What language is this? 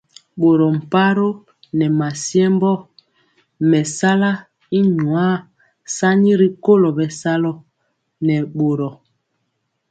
Mpiemo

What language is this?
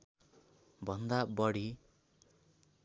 Nepali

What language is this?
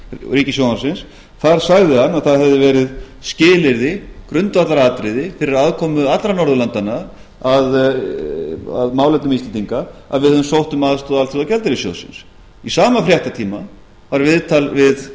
Icelandic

